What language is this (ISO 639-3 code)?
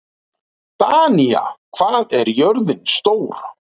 isl